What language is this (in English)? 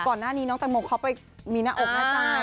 Thai